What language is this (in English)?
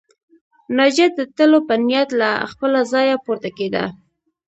Pashto